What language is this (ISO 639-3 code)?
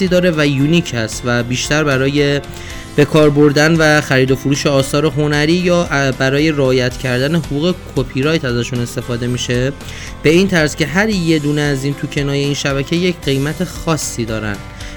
fas